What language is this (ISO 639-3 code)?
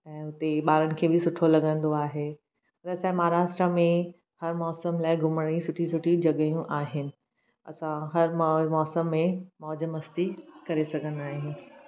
snd